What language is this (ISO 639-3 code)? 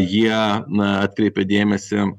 lit